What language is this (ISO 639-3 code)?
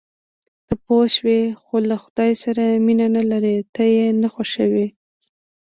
pus